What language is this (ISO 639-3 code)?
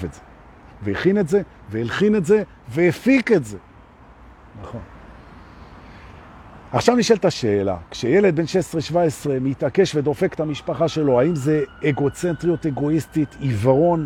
heb